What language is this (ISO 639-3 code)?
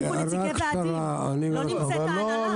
heb